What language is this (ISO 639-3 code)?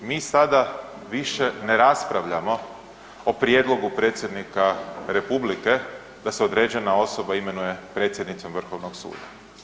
hrv